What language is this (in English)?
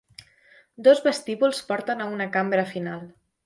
Catalan